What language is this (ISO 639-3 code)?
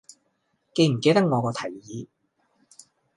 yue